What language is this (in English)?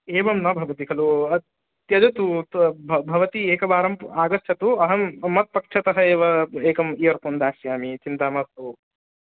Sanskrit